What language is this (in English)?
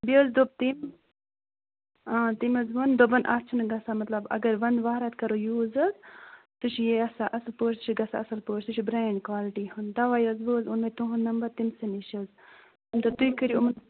Kashmiri